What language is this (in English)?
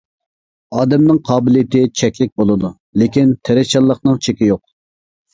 Uyghur